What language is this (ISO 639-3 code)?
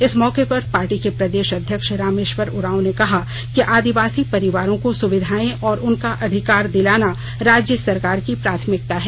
hin